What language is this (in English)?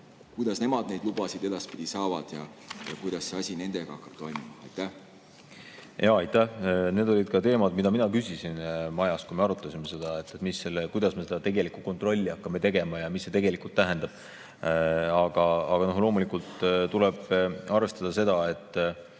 Estonian